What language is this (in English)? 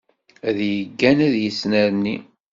Kabyle